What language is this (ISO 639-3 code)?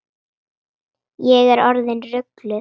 isl